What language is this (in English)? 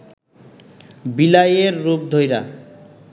Bangla